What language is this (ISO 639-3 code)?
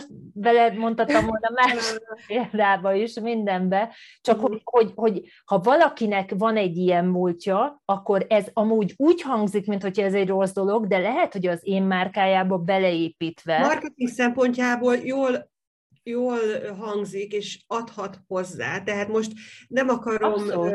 hun